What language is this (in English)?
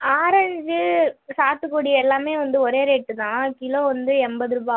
Tamil